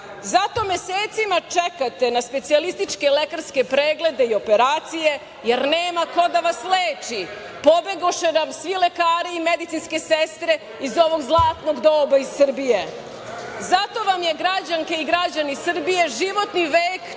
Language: Serbian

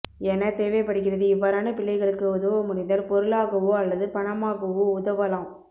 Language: Tamil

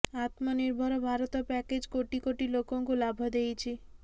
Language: Odia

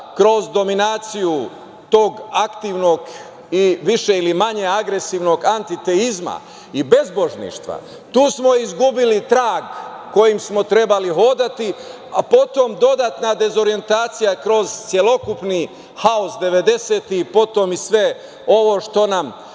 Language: Serbian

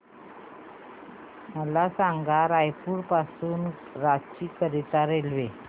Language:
Marathi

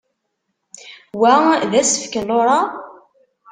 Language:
Kabyle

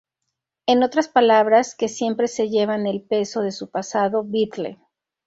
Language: Spanish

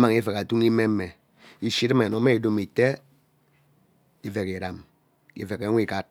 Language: Ubaghara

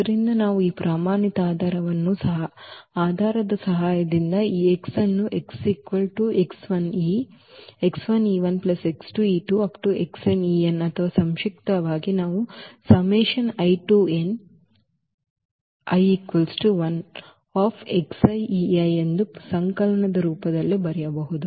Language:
Kannada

